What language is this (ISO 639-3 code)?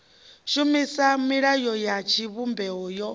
ven